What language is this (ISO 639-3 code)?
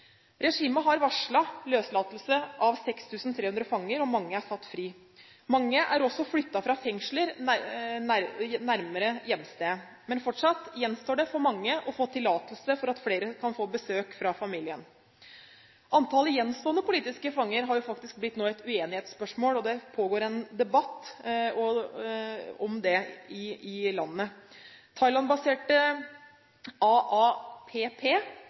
nob